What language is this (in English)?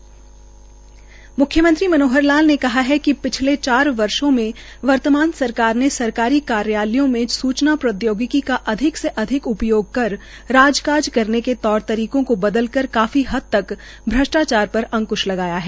Hindi